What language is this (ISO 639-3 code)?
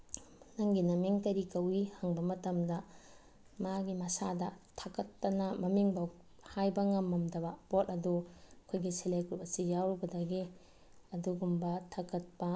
mni